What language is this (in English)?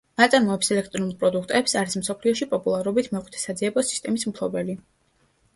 Georgian